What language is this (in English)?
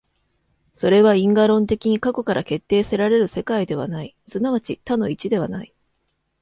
Japanese